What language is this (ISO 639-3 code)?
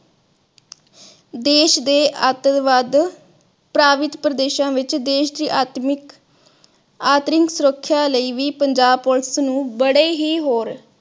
pan